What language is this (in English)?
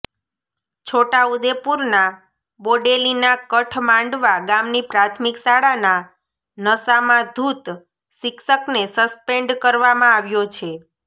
Gujarati